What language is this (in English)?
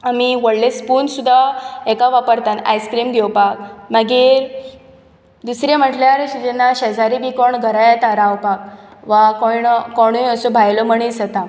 Konkani